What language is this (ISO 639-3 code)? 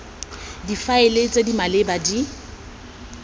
tsn